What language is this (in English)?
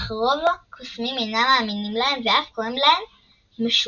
Hebrew